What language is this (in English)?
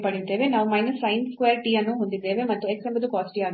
Kannada